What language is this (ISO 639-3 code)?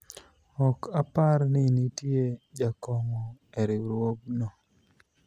luo